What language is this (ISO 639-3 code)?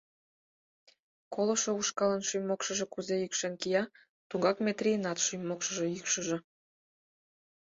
chm